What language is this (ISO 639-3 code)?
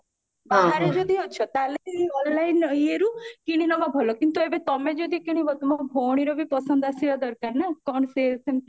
ori